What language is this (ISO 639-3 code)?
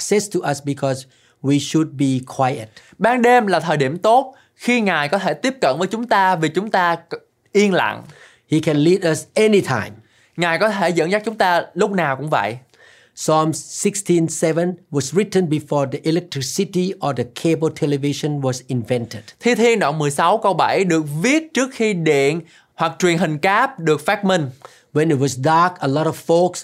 vie